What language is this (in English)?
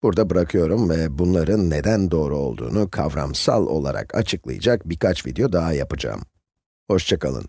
Turkish